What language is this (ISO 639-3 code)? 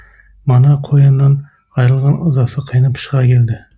kaz